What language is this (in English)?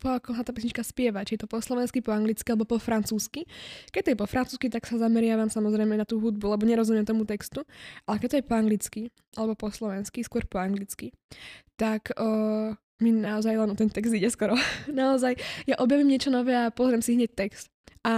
Slovak